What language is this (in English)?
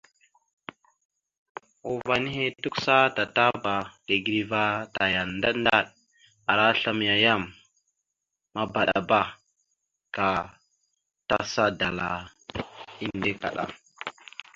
Mada (Cameroon)